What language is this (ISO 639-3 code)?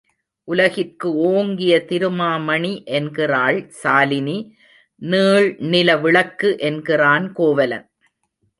tam